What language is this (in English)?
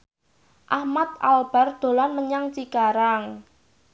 Javanese